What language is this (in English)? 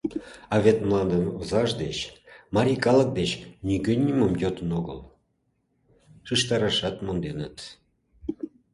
Mari